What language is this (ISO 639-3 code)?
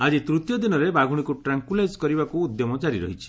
ori